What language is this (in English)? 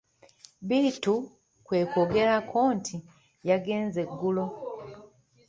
Ganda